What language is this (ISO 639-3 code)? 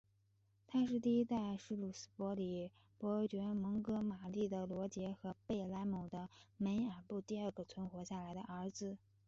zho